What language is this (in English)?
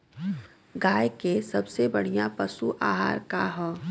Bhojpuri